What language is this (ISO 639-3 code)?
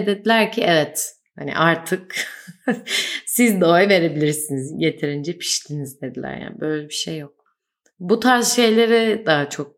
tur